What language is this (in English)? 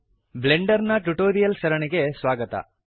Kannada